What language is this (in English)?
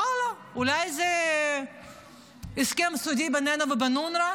Hebrew